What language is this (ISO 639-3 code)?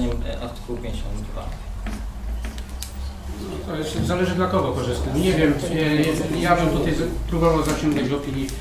pol